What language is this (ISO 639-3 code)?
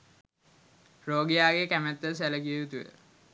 sin